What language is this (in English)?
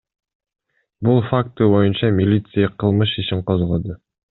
Kyrgyz